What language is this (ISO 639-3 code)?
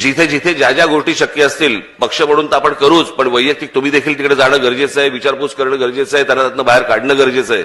mar